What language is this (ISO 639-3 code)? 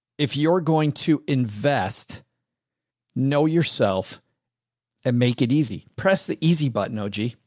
eng